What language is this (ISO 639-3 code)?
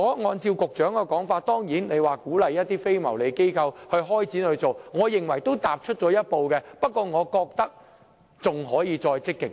yue